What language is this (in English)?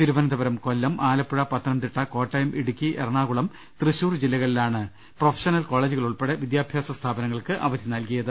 Malayalam